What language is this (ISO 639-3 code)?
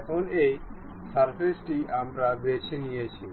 ben